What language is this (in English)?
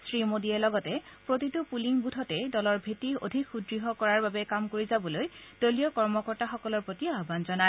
Assamese